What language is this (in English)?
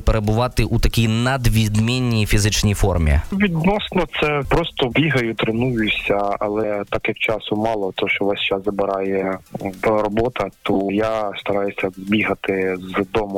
Ukrainian